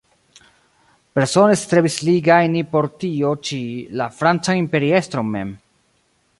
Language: Esperanto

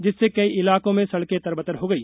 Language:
Hindi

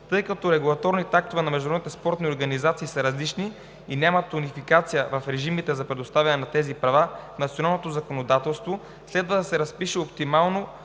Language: Bulgarian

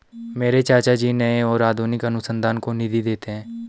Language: Hindi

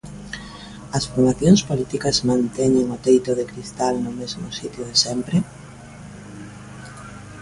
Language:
Galician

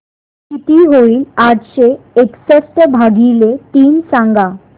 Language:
Marathi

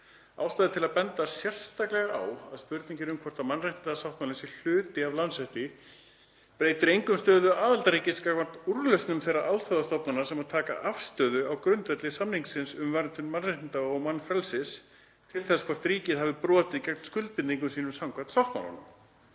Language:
Icelandic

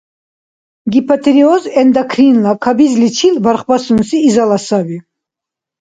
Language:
Dargwa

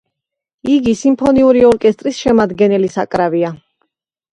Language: Georgian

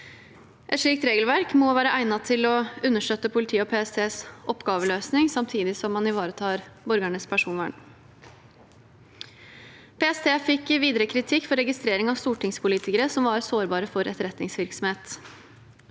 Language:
Norwegian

